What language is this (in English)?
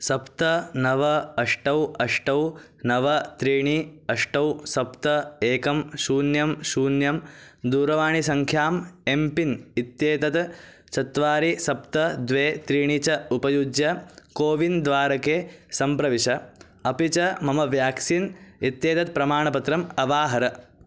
Sanskrit